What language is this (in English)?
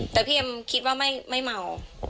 Thai